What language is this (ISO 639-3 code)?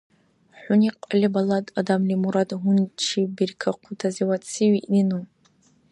dar